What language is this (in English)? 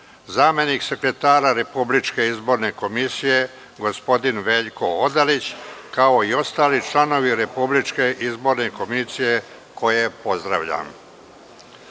Serbian